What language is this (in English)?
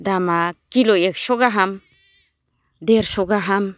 Bodo